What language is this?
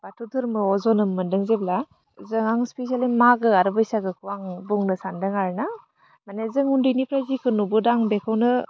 Bodo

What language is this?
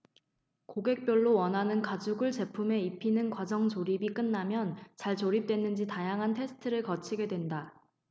Korean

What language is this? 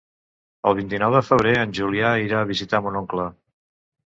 Catalan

